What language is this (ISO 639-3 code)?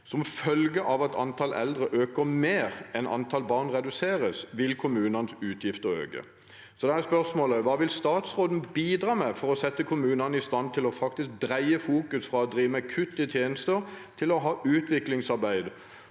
nor